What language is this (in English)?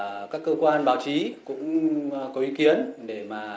Vietnamese